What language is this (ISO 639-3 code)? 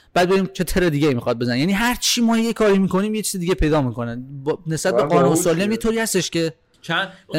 fas